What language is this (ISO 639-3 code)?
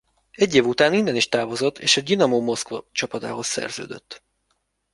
hun